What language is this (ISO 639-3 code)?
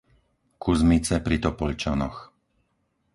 slk